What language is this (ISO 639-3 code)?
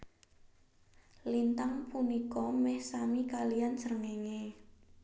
jav